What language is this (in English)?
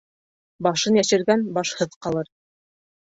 Bashkir